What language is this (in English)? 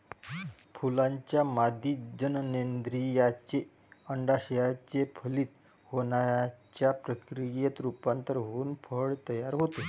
Marathi